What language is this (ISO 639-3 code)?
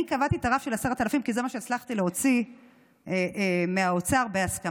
heb